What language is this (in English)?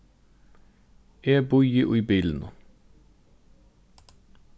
Faroese